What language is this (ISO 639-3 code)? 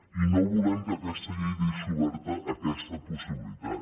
cat